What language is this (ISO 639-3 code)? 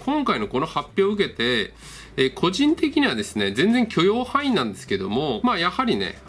jpn